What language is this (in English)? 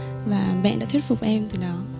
Vietnamese